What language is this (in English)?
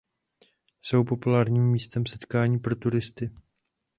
Czech